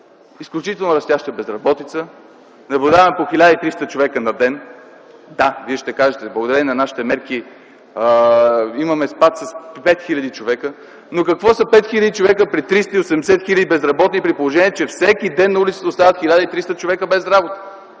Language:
Bulgarian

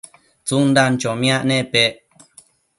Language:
Matsés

